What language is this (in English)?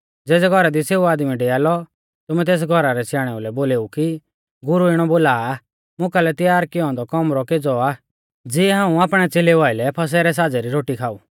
Mahasu Pahari